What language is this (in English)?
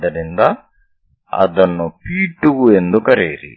Kannada